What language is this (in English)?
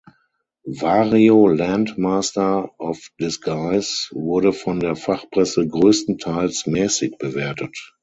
German